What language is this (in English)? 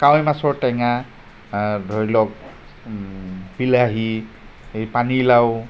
Assamese